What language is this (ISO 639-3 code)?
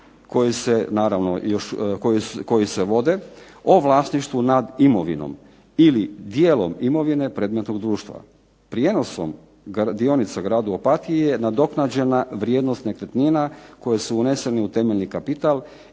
hrv